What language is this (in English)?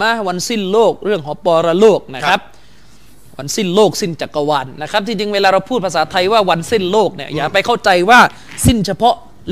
Thai